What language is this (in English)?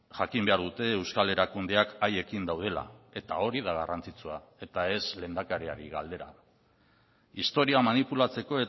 Basque